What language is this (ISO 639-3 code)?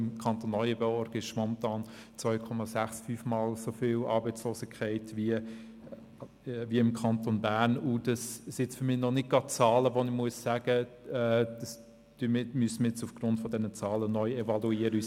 gsw